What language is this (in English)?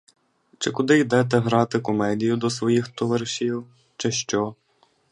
Ukrainian